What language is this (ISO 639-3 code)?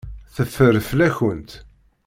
kab